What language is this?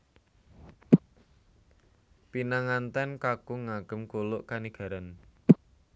Javanese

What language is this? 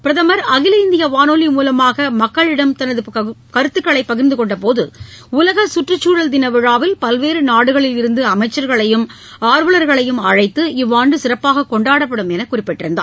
Tamil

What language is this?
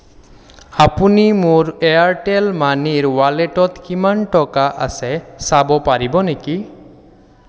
Assamese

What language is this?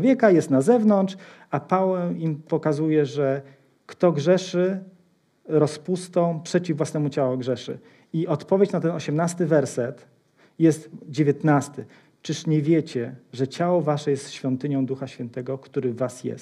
Polish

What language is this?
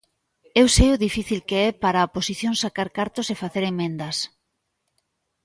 Galician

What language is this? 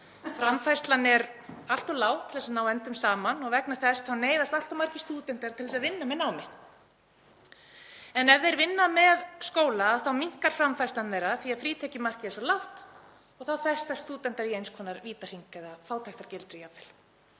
Icelandic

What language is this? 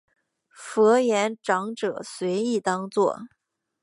Chinese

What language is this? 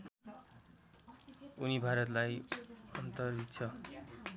Nepali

